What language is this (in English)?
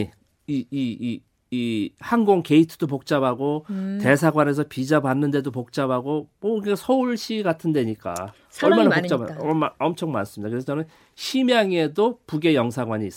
Korean